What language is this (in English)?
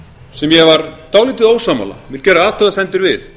Icelandic